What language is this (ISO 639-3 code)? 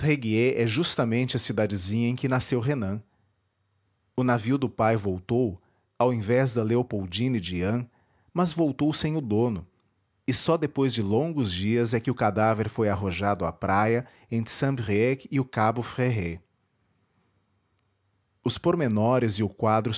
por